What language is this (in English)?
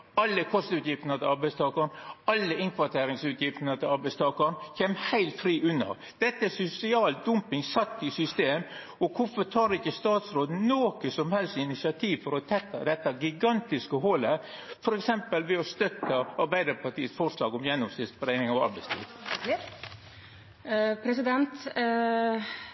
Norwegian Nynorsk